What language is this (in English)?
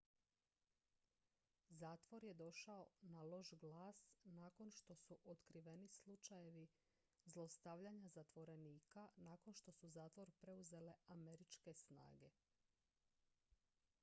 Croatian